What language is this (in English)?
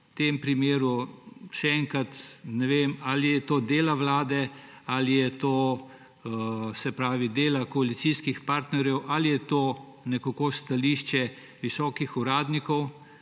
Slovenian